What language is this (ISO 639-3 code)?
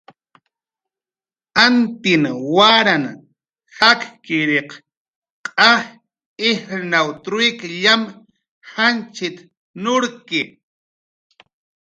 jqr